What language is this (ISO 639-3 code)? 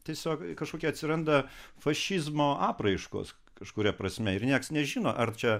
lit